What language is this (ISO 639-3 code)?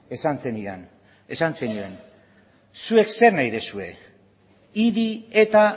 eus